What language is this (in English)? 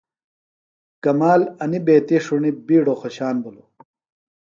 Phalura